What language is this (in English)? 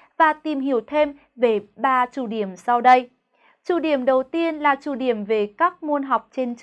Vietnamese